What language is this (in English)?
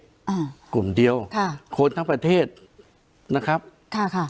Thai